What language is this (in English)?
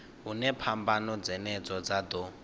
Venda